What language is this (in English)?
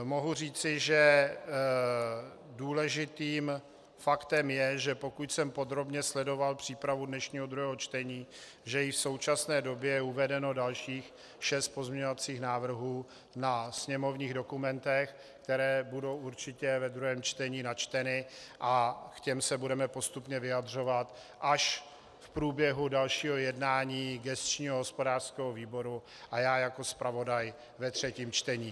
Czech